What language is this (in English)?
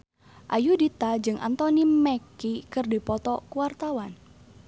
Sundanese